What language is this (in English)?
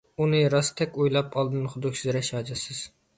Uyghur